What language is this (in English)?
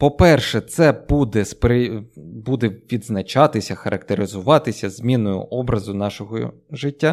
Ukrainian